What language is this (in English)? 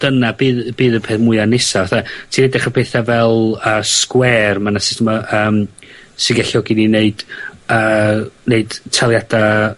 Welsh